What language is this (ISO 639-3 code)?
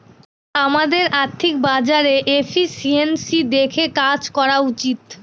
ben